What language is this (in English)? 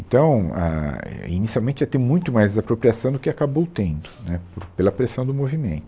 Portuguese